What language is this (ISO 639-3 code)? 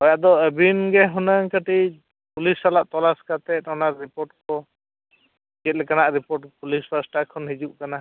sat